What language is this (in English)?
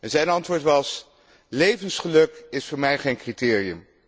Dutch